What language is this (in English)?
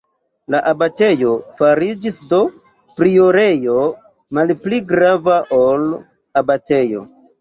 Esperanto